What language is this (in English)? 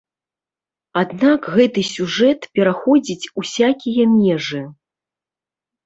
Belarusian